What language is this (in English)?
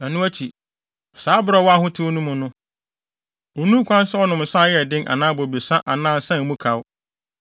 Akan